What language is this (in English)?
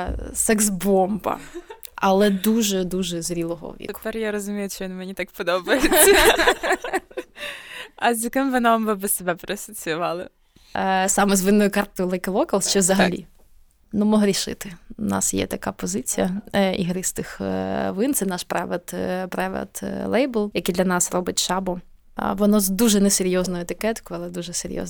Ukrainian